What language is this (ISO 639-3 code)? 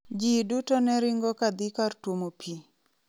luo